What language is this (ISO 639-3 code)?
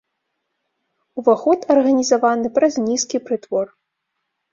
bel